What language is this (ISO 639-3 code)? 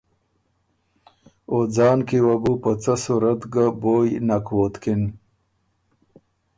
oru